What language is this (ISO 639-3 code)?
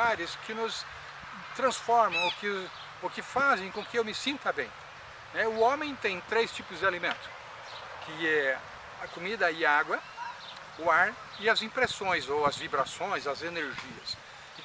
por